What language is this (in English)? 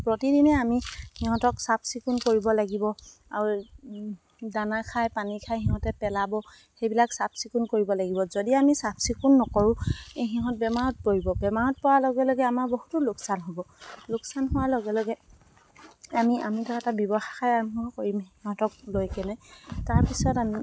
Assamese